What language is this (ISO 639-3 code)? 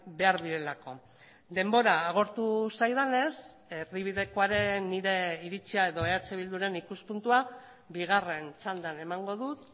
eus